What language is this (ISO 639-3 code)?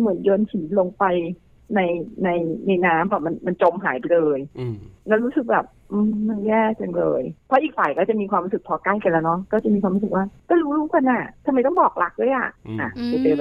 tha